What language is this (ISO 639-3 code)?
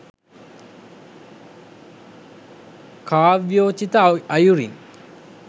sin